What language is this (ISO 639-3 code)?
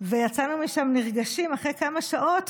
heb